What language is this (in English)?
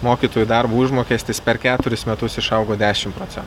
Lithuanian